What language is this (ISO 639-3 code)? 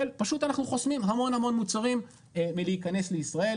heb